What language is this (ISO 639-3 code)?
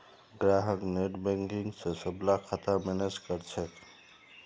mag